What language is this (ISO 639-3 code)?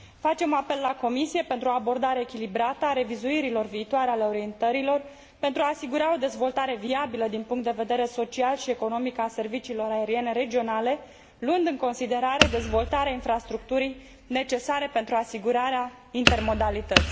ron